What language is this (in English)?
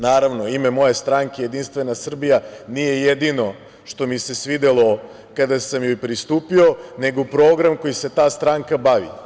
Serbian